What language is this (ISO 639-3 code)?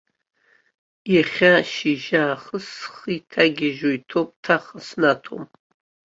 abk